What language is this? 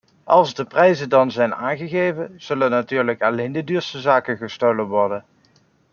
Dutch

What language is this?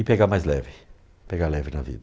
Portuguese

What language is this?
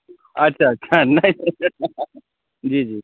Maithili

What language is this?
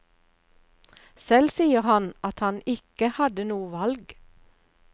Norwegian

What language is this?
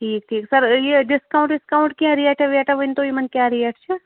Kashmiri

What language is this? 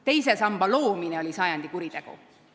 Estonian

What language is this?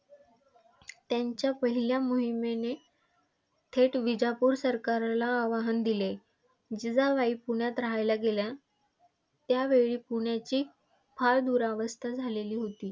Marathi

